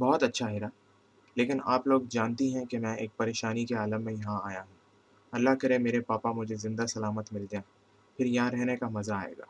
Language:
Urdu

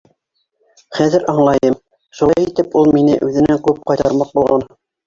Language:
Bashkir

